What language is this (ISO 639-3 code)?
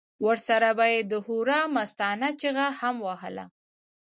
pus